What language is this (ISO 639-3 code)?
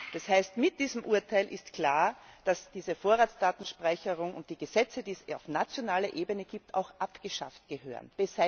deu